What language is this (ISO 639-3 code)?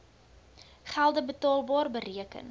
afr